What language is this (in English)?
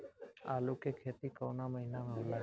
Bhojpuri